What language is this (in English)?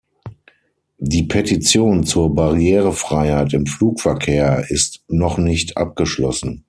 German